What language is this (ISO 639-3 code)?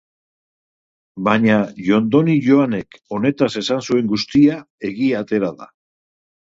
eus